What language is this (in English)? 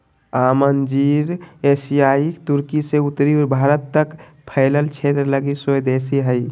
Magahi